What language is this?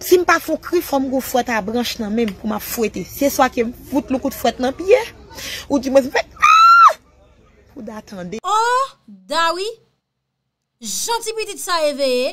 French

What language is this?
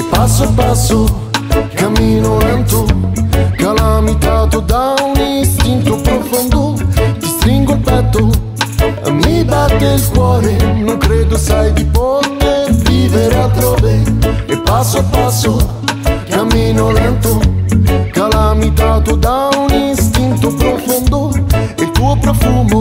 Romanian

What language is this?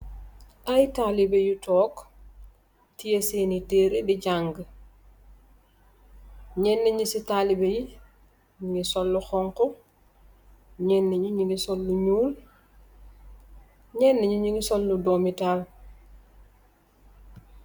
Wolof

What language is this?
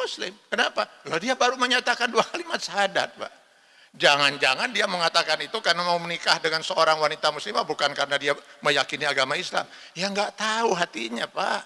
Indonesian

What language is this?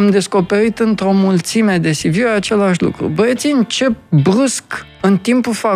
Romanian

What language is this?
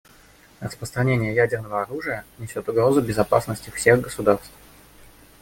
Russian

